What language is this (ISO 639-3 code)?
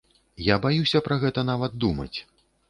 bel